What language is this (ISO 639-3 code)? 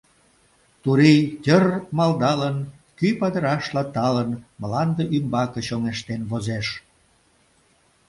chm